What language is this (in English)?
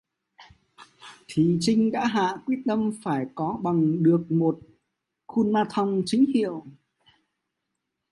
Vietnamese